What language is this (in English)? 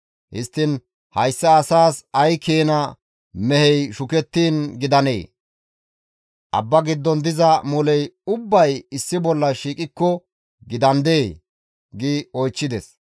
Gamo